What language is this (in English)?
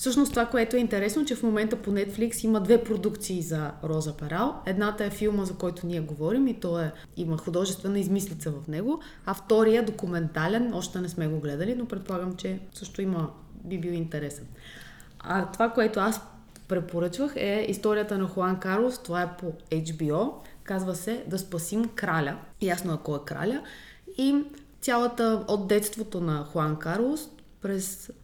Bulgarian